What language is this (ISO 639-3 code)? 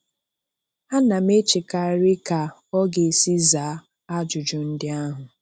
ibo